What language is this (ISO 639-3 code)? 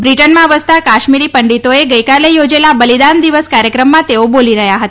guj